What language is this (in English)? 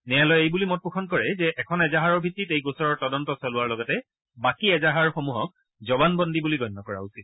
Assamese